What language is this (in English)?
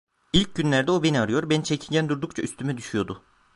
Turkish